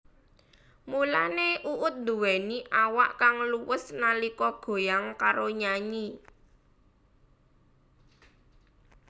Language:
Javanese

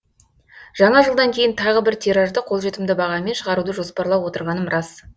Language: Kazakh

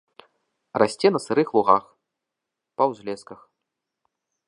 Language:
Belarusian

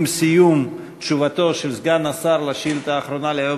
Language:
Hebrew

